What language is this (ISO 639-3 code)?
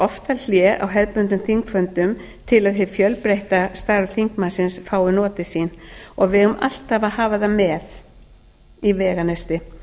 isl